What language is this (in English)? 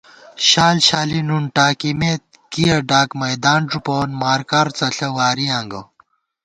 Gawar-Bati